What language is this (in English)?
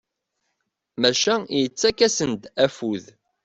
Kabyle